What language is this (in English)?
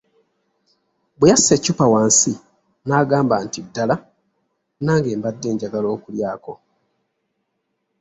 Ganda